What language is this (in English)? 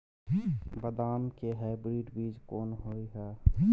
Maithili